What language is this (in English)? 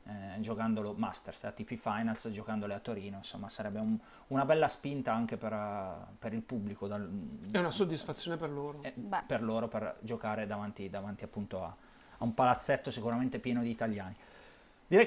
Italian